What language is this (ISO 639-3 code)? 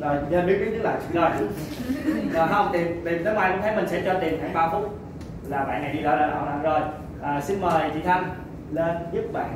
vie